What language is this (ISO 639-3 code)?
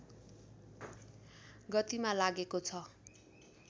nep